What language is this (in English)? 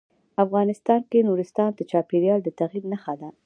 Pashto